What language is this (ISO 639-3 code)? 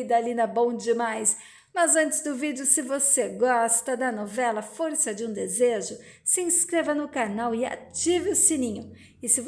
por